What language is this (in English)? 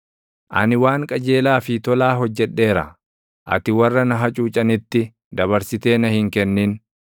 Oromo